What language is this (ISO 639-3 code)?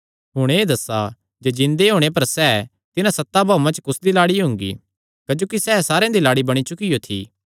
xnr